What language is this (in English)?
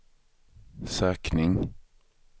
Swedish